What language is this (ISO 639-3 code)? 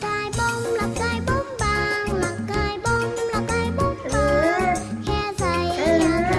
vie